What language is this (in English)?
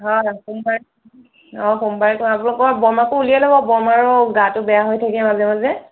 Assamese